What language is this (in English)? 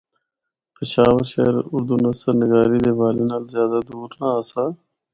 Northern Hindko